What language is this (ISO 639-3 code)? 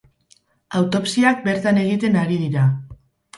eus